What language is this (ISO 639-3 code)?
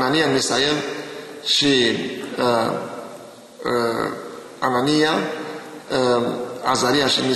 ron